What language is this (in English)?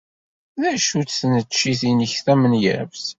Kabyle